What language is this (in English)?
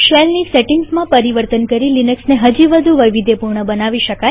Gujarati